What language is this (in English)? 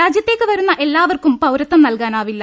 Malayalam